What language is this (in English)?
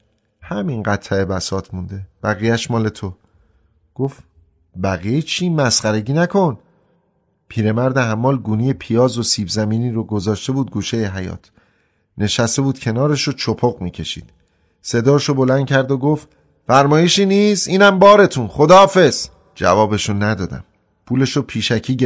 Persian